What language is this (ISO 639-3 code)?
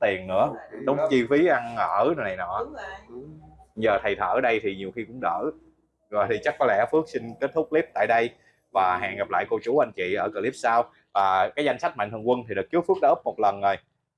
vie